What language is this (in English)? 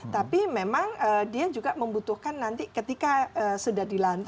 Indonesian